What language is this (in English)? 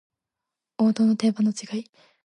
Japanese